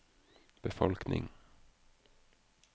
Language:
Norwegian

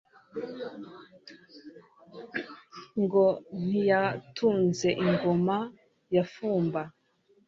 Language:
Kinyarwanda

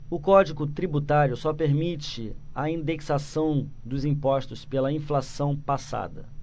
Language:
Portuguese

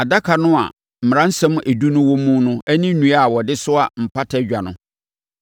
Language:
Akan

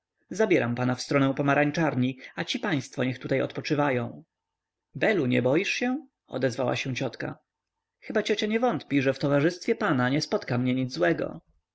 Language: Polish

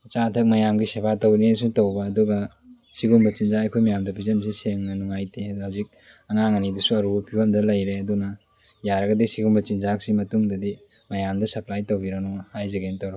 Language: Manipuri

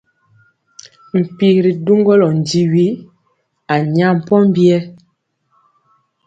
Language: Mpiemo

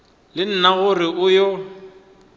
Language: Northern Sotho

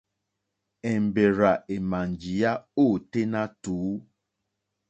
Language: Mokpwe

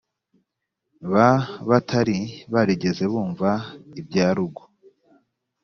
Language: Kinyarwanda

